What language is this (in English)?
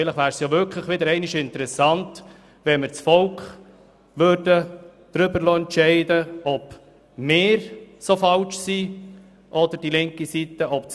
Swiss German